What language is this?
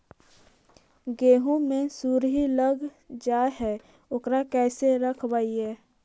Magahi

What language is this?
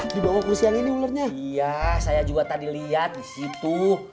Indonesian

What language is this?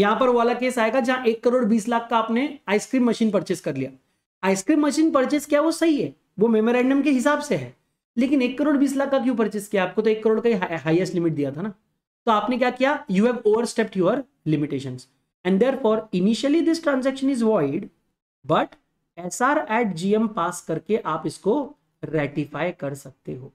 Hindi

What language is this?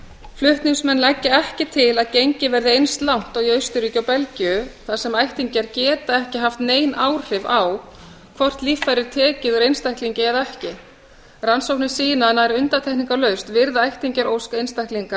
Icelandic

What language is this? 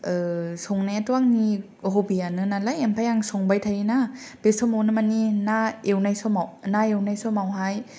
Bodo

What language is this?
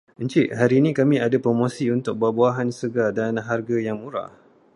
Malay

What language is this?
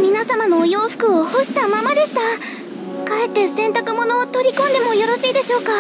Japanese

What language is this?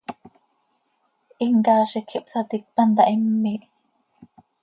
Seri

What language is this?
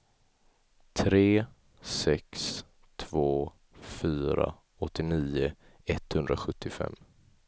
Swedish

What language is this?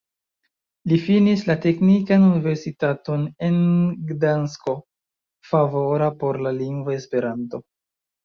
Esperanto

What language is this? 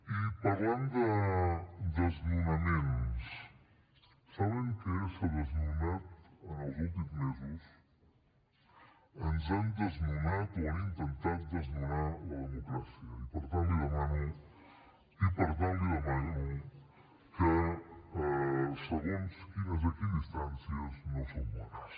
Catalan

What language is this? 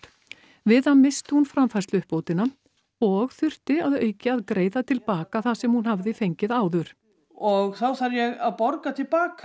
Icelandic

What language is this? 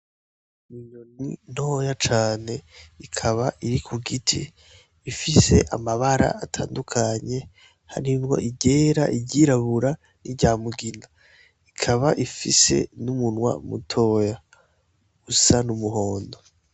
Rundi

